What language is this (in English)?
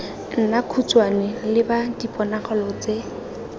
Tswana